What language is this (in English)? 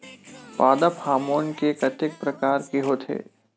Chhattisgarhi